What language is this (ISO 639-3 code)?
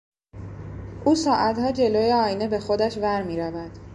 fas